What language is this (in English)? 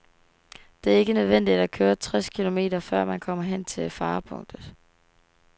Danish